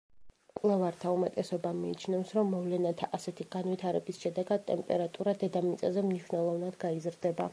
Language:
Georgian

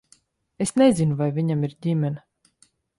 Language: Latvian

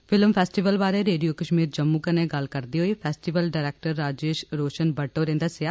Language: Dogri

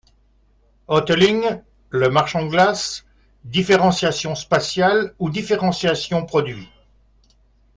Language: French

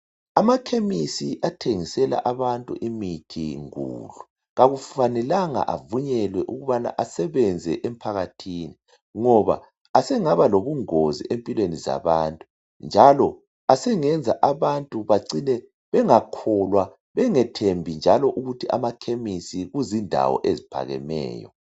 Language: North Ndebele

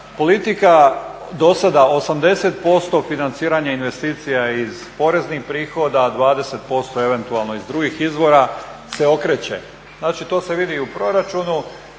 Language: Croatian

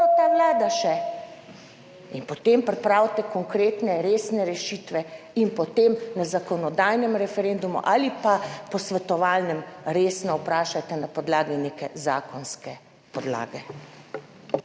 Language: Slovenian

